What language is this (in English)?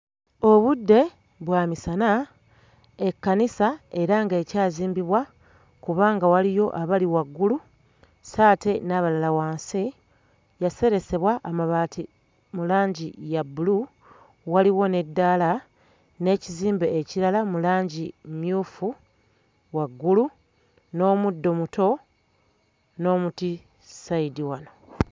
Ganda